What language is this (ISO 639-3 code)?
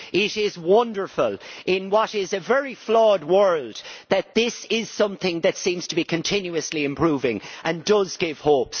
eng